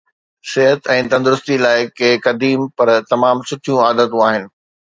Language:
Sindhi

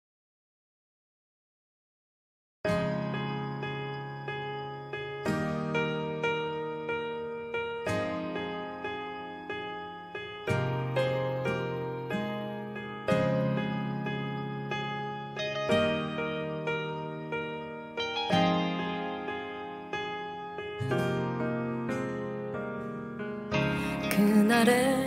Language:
Korean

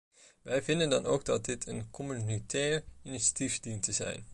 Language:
Dutch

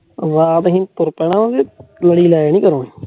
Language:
Punjabi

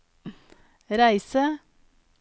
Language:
Norwegian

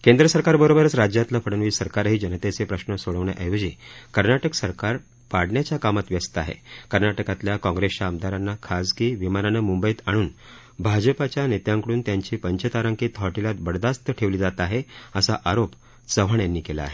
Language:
Marathi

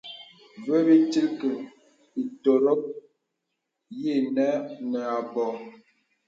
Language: Bebele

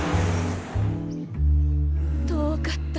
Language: Japanese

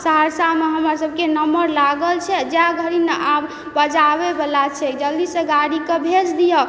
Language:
Maithili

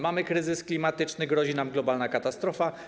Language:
Polish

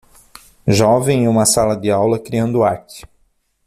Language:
Portuguese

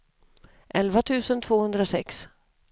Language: Swedish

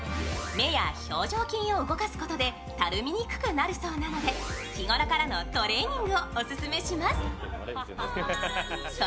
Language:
Japanese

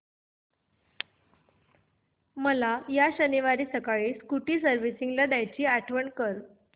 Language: Marathi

